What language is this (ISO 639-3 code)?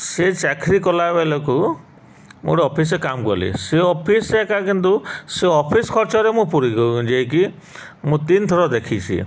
ori